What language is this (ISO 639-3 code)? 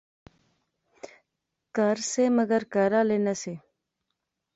phr